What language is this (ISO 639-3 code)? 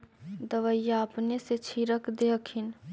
mag